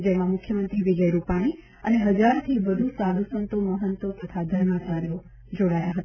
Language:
Gujarati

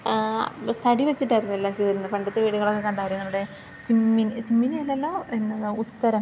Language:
Malayalam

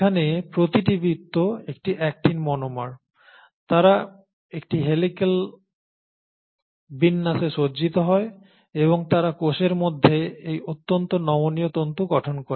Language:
Bangla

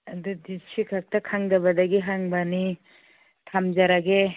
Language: Manipuri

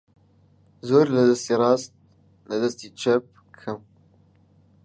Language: Central Kurdish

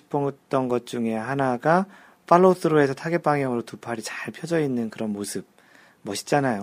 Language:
Korean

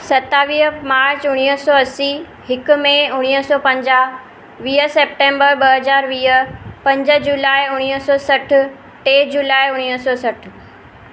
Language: Sindhi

